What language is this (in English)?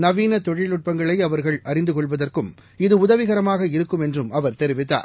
Tamil